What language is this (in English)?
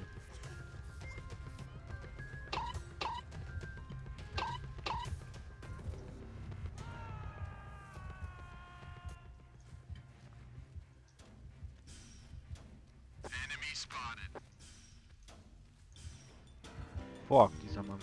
German